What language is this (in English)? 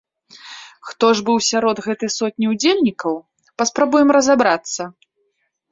Belarusian